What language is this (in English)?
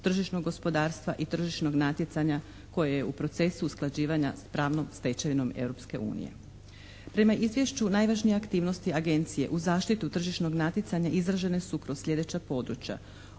Croatian